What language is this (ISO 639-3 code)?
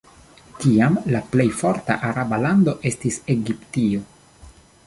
epo